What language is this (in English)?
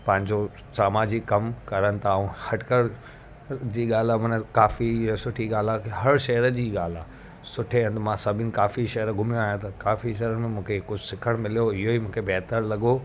Sindhi